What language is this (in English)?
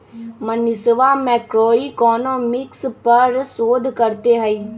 Magahi